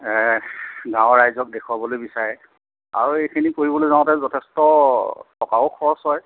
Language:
Assamese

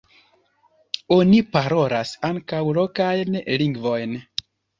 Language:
Esperanto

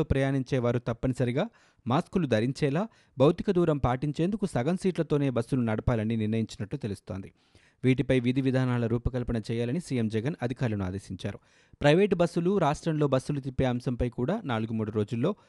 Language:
Telugu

